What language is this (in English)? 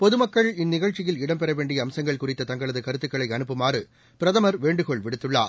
Tamil